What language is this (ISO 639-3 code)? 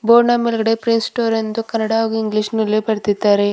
kan